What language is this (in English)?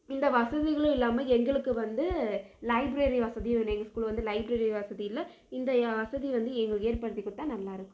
Tamil